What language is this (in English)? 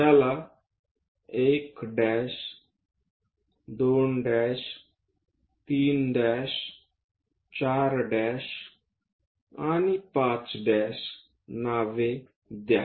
Marathi